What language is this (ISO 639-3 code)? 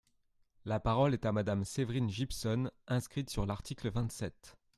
fra